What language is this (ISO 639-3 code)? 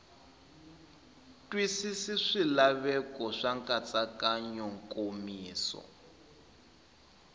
tso